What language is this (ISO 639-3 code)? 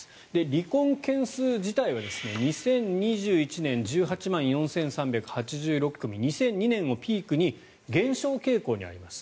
jpn